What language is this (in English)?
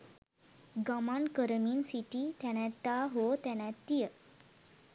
Sinhala